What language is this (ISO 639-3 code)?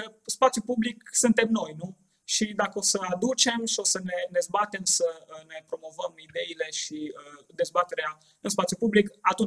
ron